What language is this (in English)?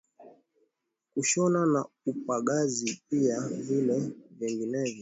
Swahili